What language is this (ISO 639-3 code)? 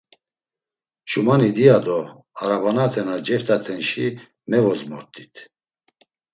lzz